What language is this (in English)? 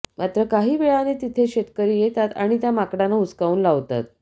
Marathi